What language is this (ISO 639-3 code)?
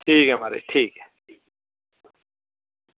doi